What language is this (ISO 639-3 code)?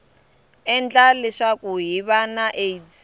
tso